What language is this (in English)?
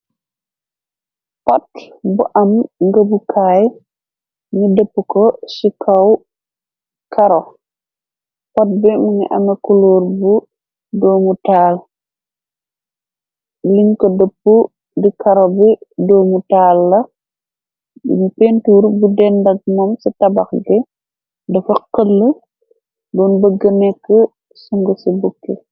Wolof